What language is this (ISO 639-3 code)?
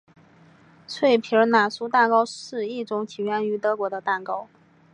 zho